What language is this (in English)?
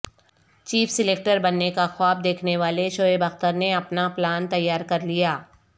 Urdu